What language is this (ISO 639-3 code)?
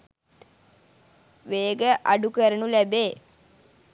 sin